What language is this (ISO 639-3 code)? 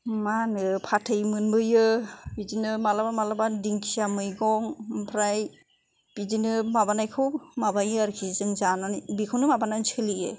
brx